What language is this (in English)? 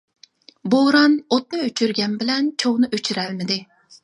Uyghur